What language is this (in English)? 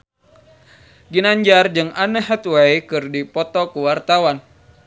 Sundanese